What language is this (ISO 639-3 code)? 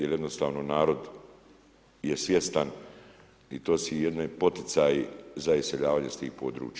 hrv